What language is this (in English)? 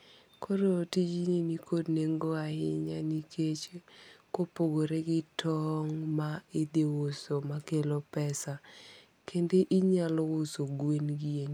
Luo (Kenya and Tanzania)